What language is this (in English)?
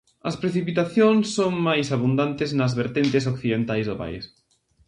Galician